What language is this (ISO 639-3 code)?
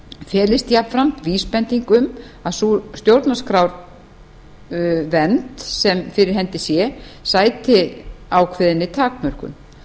isl